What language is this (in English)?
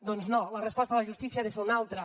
Catalan